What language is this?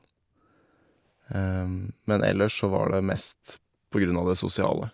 Norwegian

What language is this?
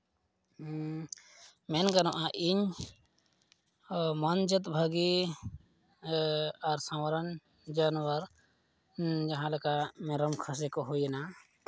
Santali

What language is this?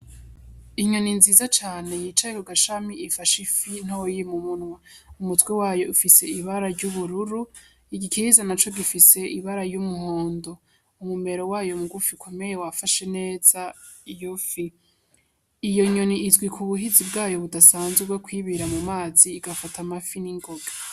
Rundi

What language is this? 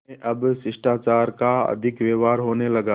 Hindi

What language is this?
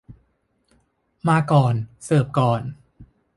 Thai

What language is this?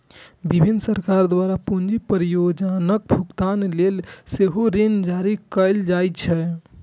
Maithili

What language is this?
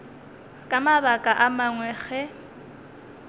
Northern Sotho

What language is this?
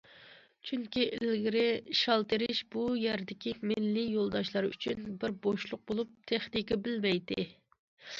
Uyghur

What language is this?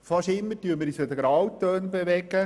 Swiss German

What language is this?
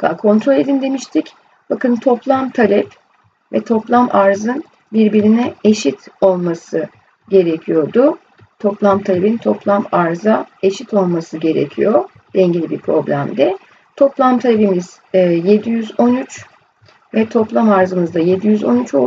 Turkish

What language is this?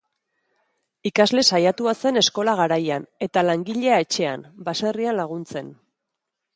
Basque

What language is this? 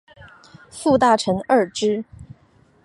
Chinese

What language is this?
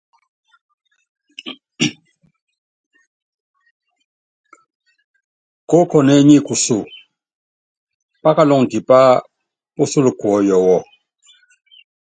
Yangben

